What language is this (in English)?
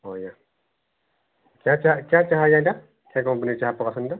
Odia